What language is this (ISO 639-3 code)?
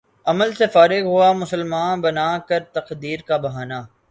urd